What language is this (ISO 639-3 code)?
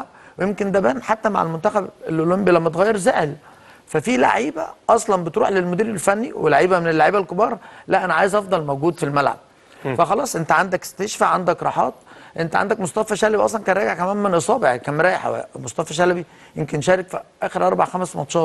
ara